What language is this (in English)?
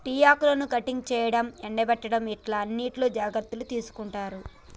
Telugu